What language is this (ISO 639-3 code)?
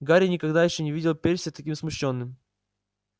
rus